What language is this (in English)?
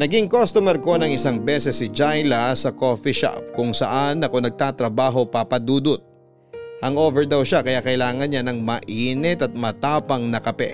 Filipino